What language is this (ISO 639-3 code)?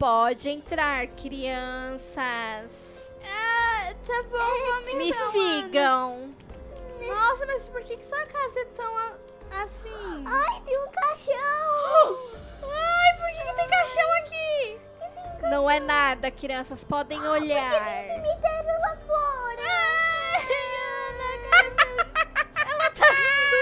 por